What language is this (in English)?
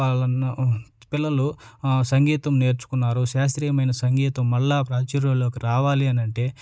Telugu